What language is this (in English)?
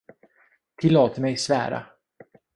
Swedish